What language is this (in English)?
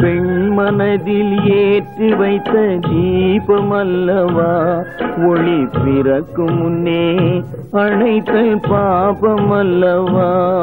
Thai